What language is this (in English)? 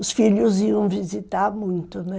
Portuguese